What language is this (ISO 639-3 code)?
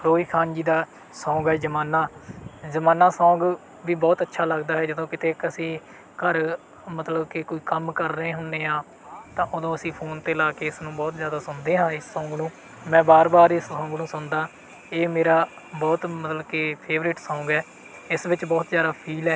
pan